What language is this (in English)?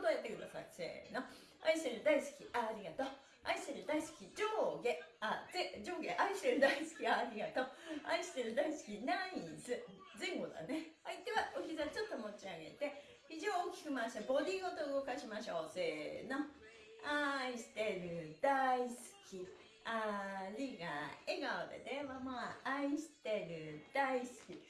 Japanese